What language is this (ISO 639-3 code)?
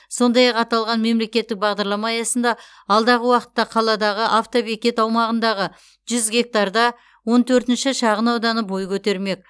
kaz